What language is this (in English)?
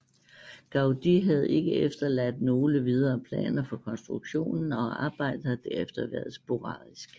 Danish